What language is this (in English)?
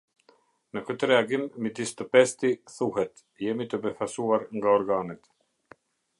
Albanian